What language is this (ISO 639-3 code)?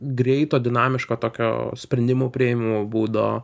lit